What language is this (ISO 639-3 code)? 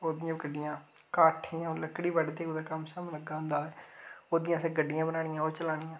doi